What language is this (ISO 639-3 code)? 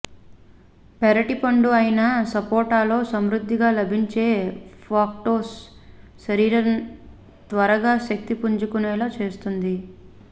tel